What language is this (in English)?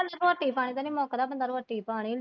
Punjabi